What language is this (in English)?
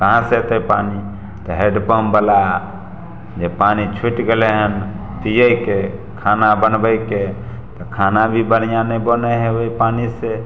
Maithili